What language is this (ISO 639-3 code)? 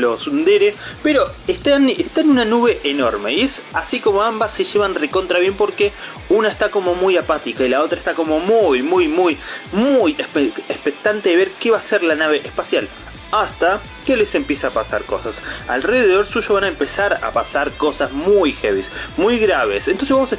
spa